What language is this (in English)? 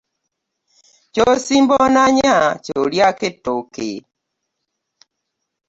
Ganda